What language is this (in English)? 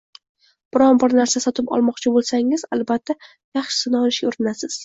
Uzbek